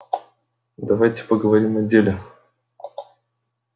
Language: Russian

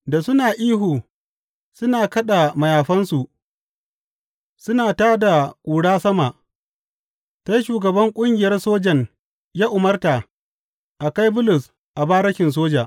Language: Hausa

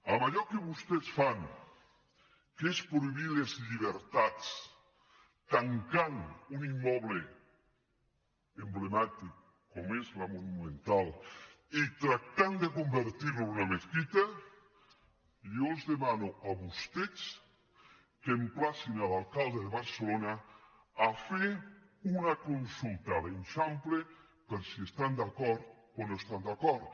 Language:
Catalan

